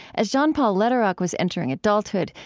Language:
English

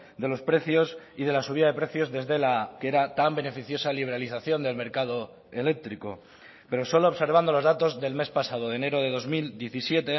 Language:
Spanish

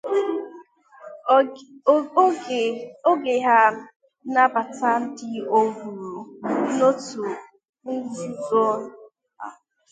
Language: Igbo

